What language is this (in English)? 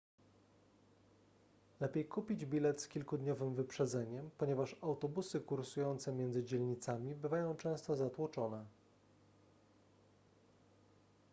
Polish